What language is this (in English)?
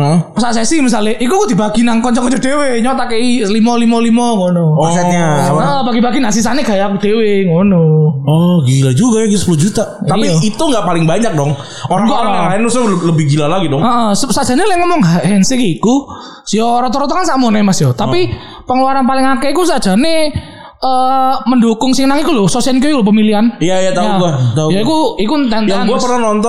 Indonesian